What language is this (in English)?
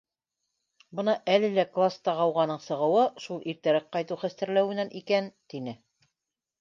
Bashkir